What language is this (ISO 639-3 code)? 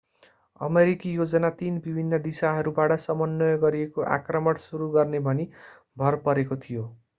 nep